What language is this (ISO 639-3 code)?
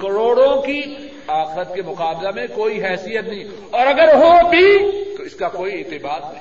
urd